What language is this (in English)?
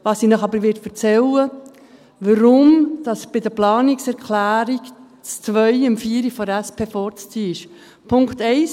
Swiss German